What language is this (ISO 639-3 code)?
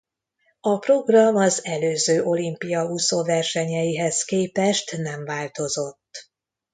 hun